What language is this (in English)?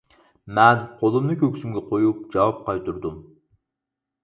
Uyghur